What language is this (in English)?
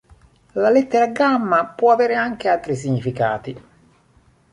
Italian